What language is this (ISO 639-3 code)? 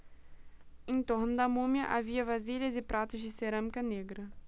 por